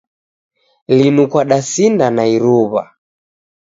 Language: Taita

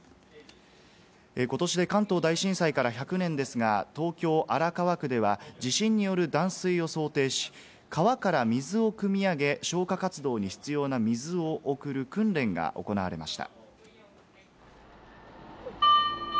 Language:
Japanese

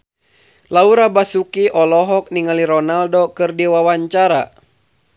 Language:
Sundanese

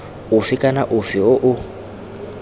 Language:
Tswana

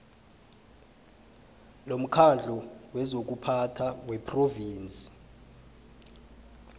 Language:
South Ndebele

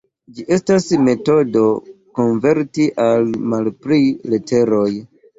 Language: Esperanto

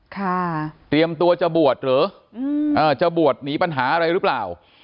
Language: Thai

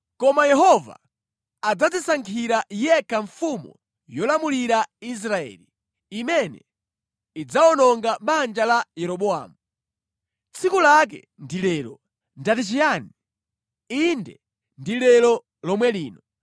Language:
Nyanja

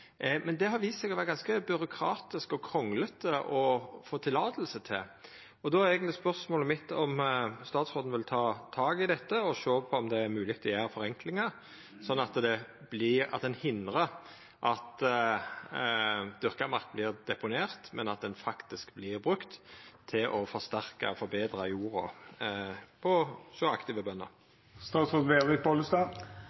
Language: Norwegian Nynorsk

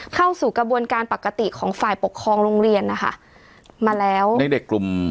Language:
Thai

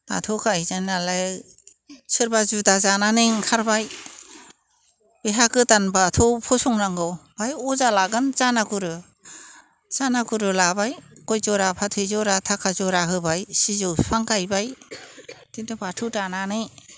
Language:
Bodo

